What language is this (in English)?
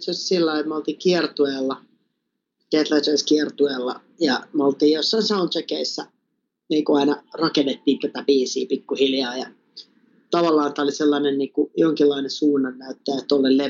Finnish